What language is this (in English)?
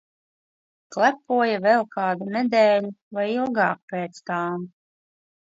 Latvian